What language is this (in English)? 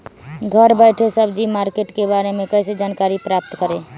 Magahi